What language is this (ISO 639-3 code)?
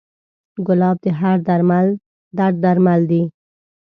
pus